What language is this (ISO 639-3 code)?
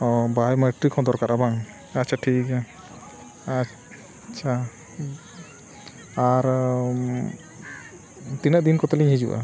sat